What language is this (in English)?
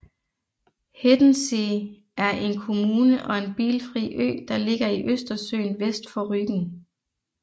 Danish